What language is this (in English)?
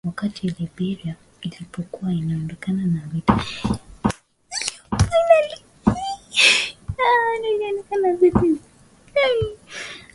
Swahili